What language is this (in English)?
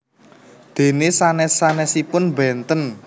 Javanese